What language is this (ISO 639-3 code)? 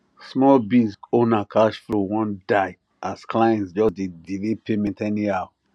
pcm